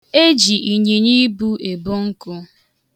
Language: Igbo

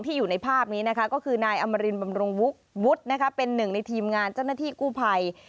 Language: Thai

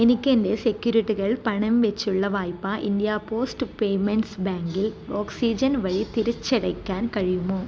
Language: Malayalam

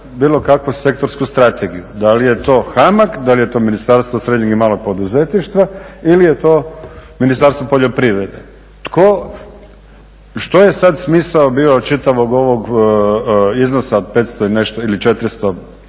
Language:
Croatian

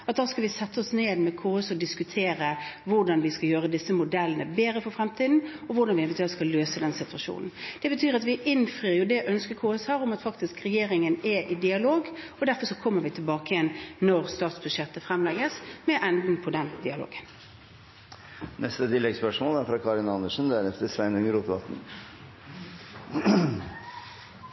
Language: Norwegian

